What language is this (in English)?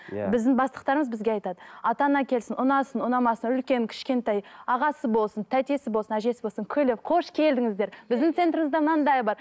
Kazakh